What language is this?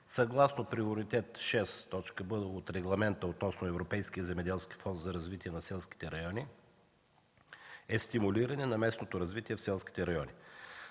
Bulgarian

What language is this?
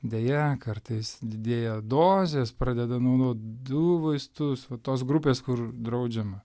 Lithuanian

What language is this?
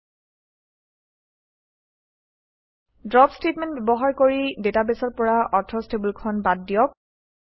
Assamese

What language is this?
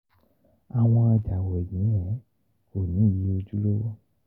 Yoruba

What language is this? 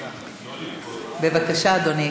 Hebrew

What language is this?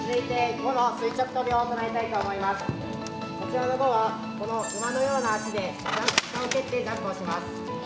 Japanese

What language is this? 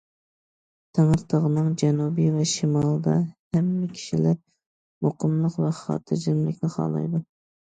Uyghur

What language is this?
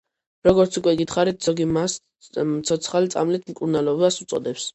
Georgian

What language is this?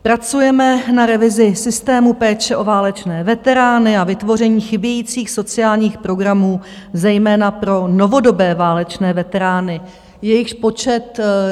Czech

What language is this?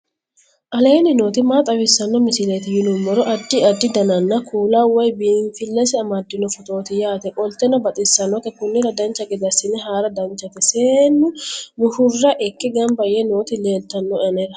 Sidamo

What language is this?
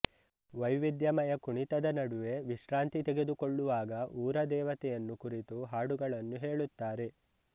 Kannada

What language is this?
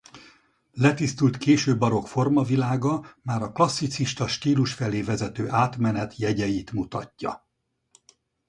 Hungarian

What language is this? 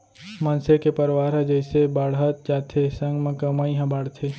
Chhattisgarhi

